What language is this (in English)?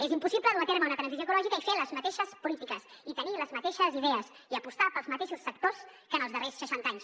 Catalan